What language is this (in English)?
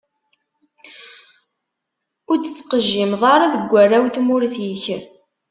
Kabyle